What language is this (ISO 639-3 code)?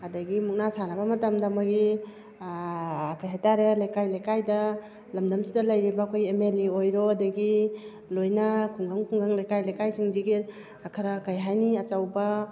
mni